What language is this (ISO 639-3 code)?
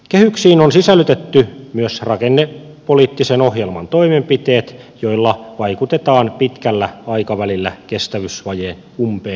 fin